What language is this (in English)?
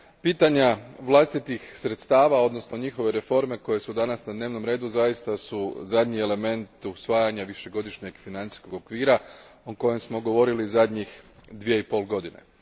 Croatian